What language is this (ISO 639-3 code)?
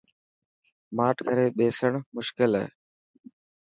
mki